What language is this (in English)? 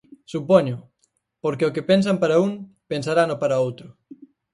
Galician